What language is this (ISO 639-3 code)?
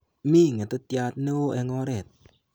kln